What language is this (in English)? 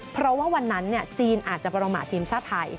Thai